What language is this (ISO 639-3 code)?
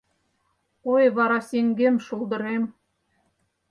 chm